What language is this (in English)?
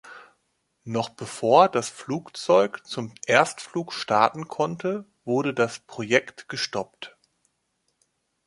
German